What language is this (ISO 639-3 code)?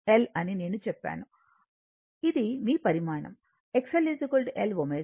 tel